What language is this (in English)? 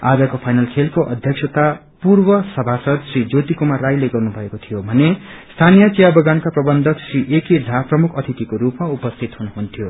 Nepali